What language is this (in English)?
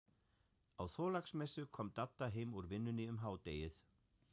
Icelandic